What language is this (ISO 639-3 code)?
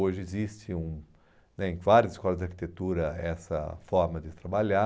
por